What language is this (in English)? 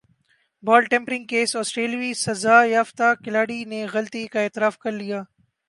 Urdu